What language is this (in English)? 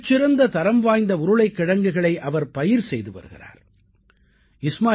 Tamil